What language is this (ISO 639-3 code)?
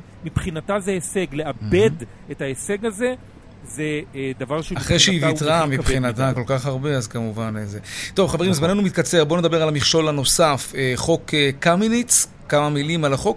heb